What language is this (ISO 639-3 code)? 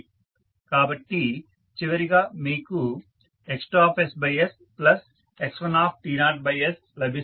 tel